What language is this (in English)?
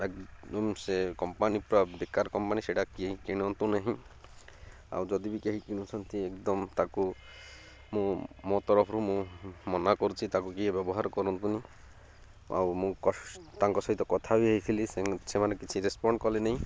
Odia